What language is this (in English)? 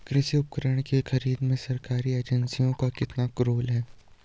Hindi